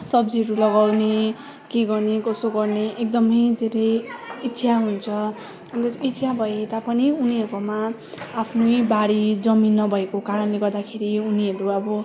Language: Nepali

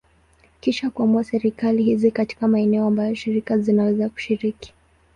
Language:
Swahili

